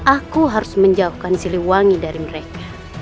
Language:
Indonesian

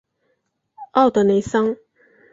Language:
Chinese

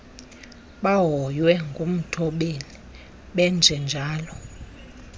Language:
Xhosa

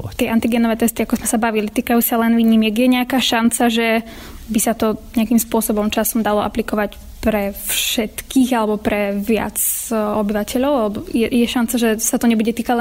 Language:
Slovak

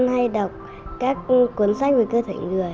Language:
Vietnamese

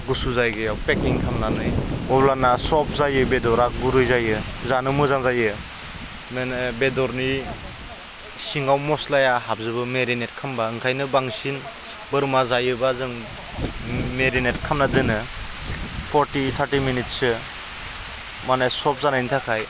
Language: Bodo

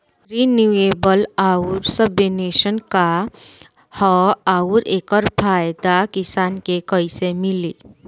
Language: Bhojpuri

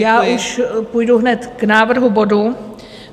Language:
Czech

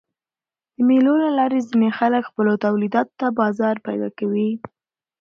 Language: Pashto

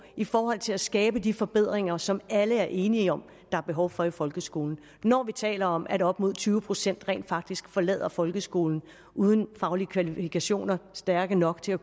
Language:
Danish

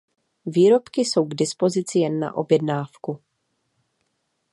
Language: Czech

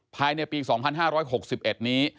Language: Thai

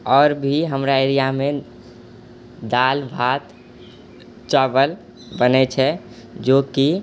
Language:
Maithili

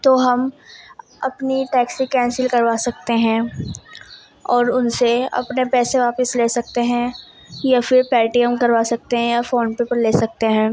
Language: Urdu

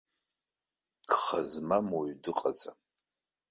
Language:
Abkhazian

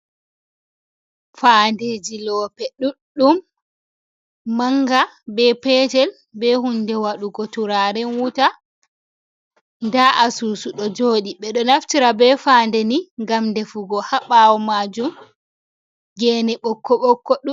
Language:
Fula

